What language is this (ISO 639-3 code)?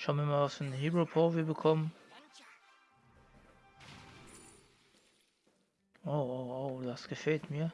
deu